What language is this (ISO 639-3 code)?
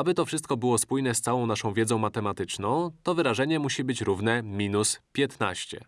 pol